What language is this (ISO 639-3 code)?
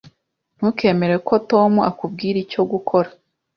kin